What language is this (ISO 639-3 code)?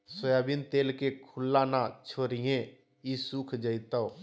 mag